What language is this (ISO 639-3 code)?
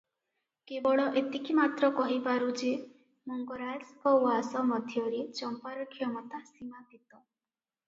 ori